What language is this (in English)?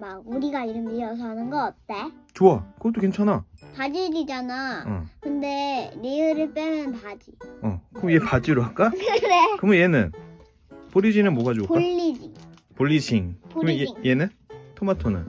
Korean